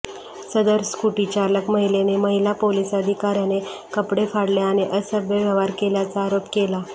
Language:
Marathi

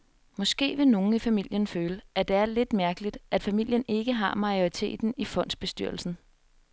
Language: Danish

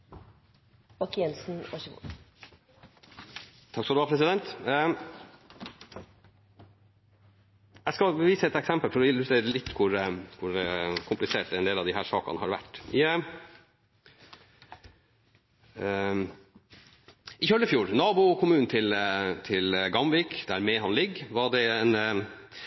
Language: Norwegian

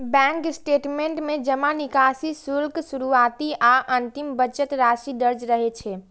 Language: Maithili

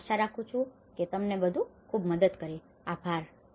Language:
Gujarati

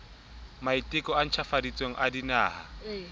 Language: Southern Sotho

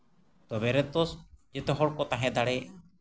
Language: Santali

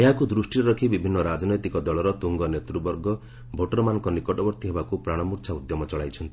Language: Odia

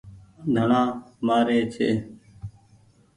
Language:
Goaria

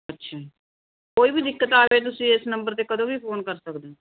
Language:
Punjabi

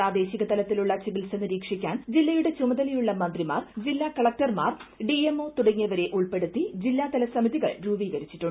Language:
Malayalam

